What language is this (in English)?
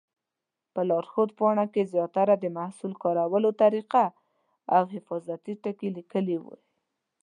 Pashto